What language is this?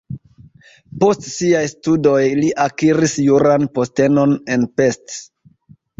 Esperanto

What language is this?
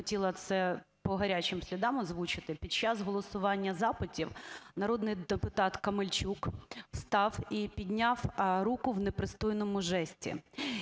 Ukrainian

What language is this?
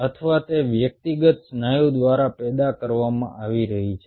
Gujarati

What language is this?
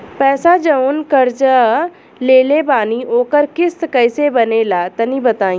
Bhojpuri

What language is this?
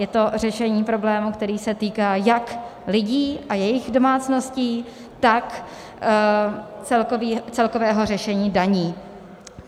Czech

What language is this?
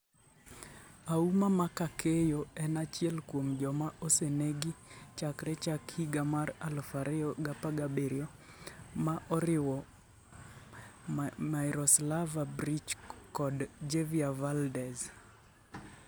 Luo (Kenya and Tanzania)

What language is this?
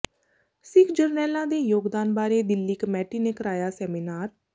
Punjabi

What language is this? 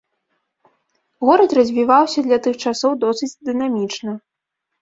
Belarusian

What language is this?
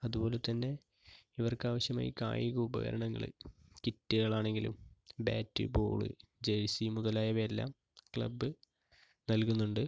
Malayalam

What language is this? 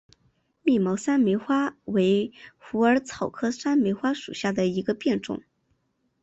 Chinese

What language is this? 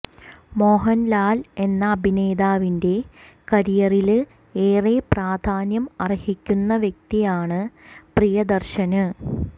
Malayalam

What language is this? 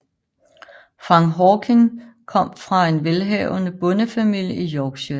Danish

